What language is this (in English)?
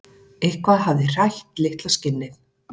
Icelandic